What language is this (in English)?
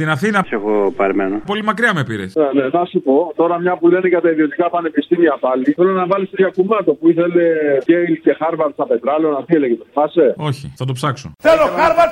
Greek